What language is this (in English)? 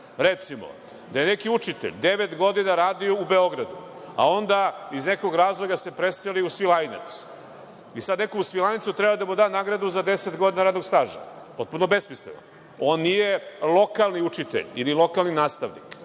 Serbian